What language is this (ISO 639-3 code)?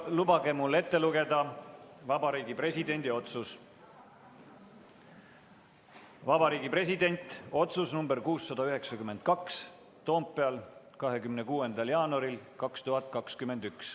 est